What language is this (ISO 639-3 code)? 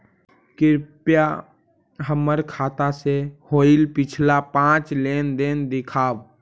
mag